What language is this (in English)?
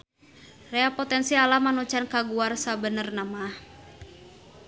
Sundanese